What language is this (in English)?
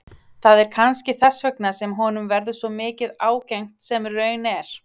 Icelandic